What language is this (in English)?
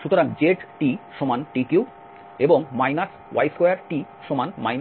Bangla